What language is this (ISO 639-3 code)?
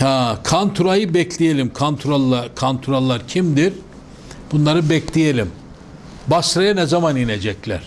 tur